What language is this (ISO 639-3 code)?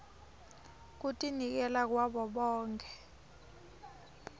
ssw